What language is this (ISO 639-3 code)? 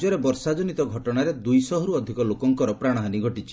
ori